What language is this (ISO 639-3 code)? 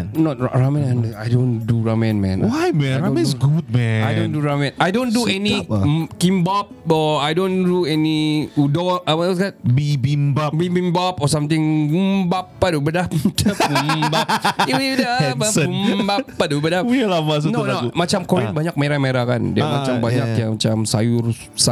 msa